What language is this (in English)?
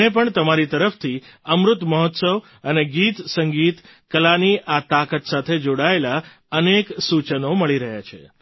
Gujarati